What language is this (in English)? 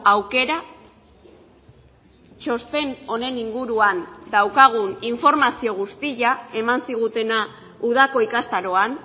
Basque